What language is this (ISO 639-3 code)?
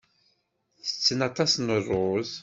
kab